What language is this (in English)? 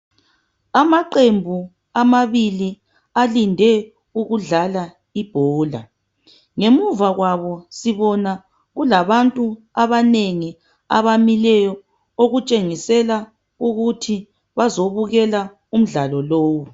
North Ndebele